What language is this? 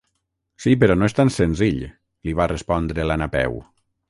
Catalan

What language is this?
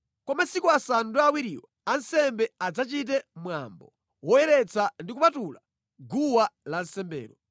Nyanja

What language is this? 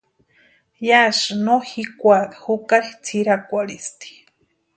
Western Highland Purepecha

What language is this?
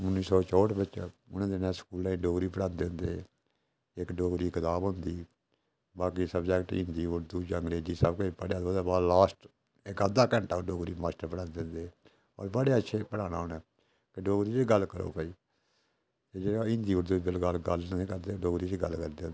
Dogri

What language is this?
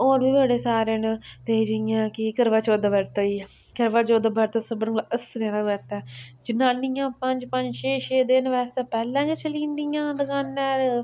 Dogri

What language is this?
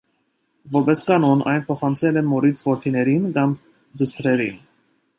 Armenian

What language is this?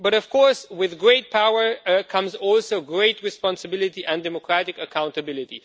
English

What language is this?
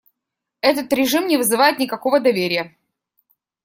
Russian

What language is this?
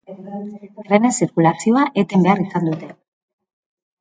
Basque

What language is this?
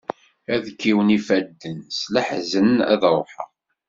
Kabyle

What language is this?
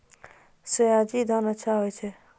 Maithili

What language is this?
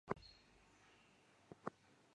Chinese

